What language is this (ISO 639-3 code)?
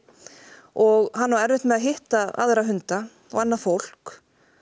isl